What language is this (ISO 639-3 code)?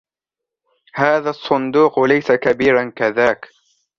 ara